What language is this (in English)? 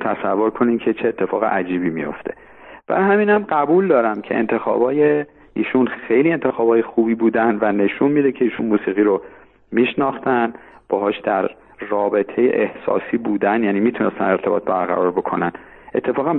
Persian